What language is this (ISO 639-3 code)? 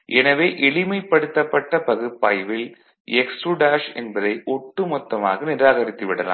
tam